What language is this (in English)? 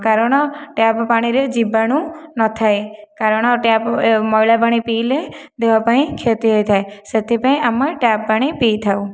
Odia